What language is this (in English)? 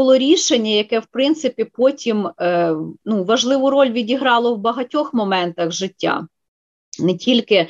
Ukrainian